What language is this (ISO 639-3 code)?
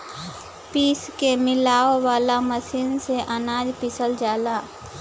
bho